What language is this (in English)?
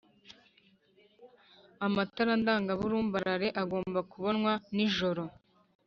Kinyarwanda